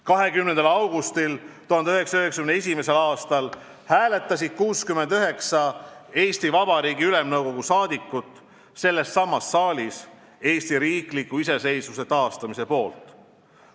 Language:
Estonian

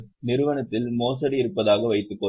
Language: Tamil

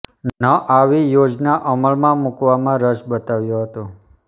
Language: Gujarati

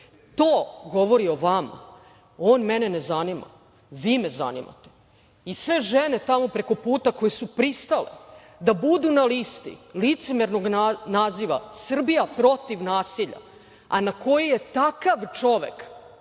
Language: Serbian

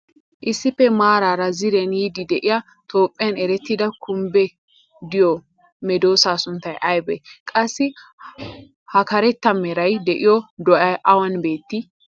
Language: Wolaytta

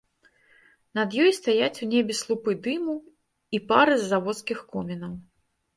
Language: Belarusian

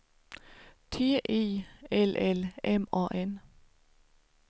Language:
Swedish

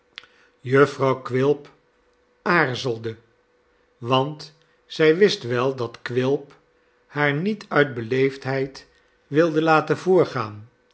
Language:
Dutch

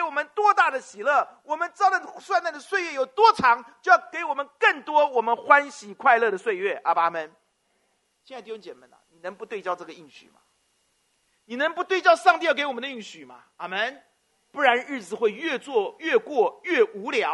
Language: Chinese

